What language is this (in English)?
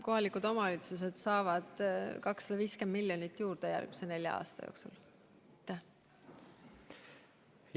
Estonian